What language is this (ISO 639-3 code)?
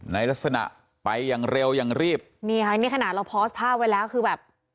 tha